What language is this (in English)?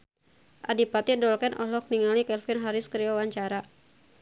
Sundanese